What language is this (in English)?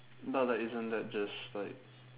English